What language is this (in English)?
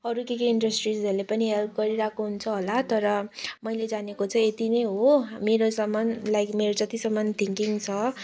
Nepali